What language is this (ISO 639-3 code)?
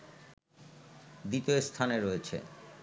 ben